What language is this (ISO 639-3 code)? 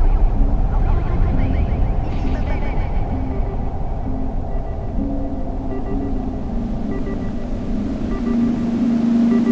fra